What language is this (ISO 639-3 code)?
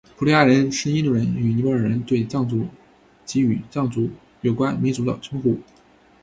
zho